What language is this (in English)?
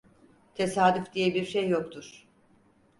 Turkish